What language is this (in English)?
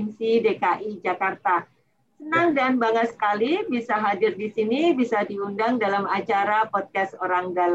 Indonesian